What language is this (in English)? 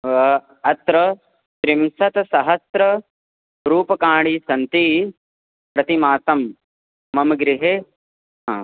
Sanskrit